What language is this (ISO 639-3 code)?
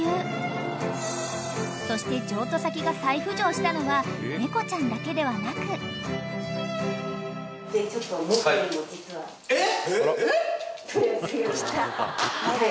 jpn